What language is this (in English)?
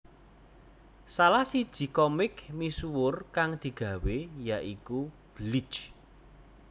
Javanese